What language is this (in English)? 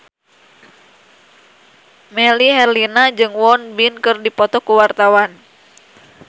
Sundanese